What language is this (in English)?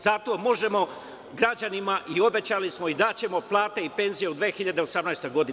Serbian